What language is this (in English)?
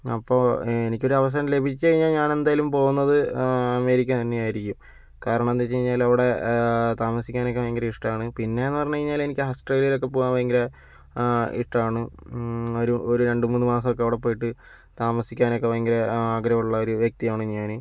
Malayalam